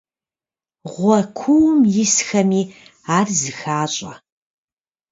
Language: Kabardian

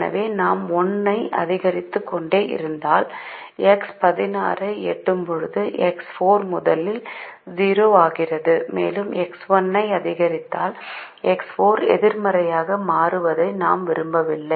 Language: Tamil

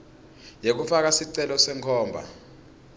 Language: Swati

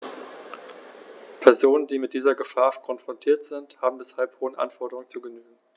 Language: German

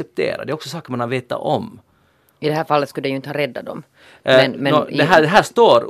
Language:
Swedish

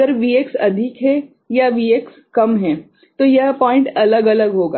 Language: Hindi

